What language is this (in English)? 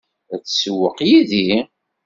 Kabyle